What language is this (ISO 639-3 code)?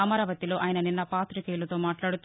tel